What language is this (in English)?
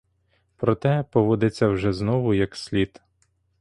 Ukrainian